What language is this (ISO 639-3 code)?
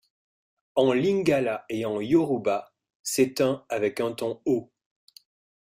fra